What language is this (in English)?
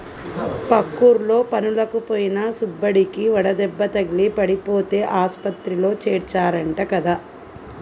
Telugu